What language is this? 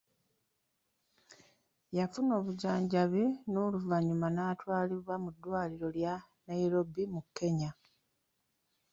Ganda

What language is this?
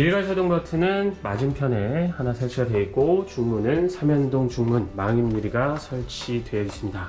Korean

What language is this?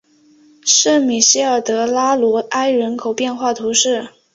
Chinese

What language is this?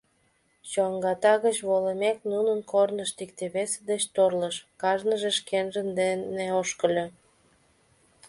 Mari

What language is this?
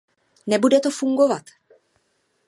Czech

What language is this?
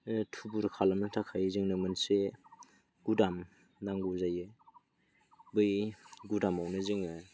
Bodo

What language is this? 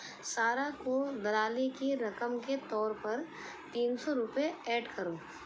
Urdu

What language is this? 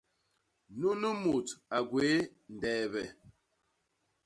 Basaa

